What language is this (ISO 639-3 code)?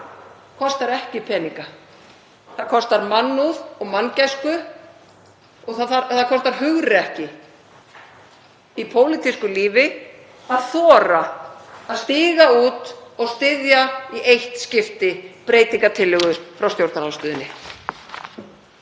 isl